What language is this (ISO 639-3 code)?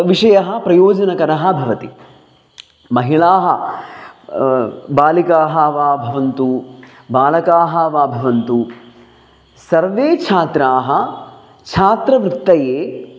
san